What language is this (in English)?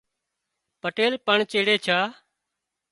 Wadiyara Koli